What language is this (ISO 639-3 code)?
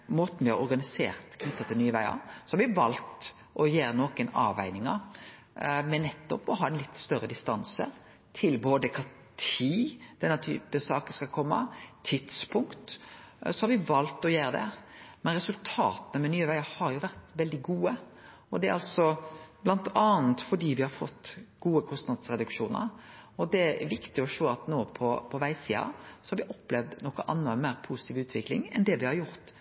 nno